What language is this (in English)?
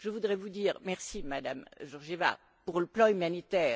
French